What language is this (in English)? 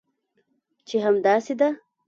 Pashto